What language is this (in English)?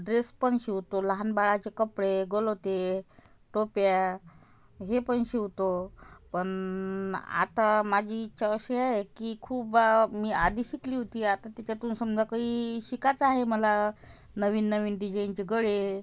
Marathi